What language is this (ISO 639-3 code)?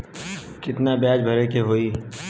bho